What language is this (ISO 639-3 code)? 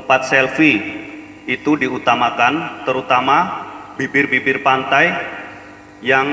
ind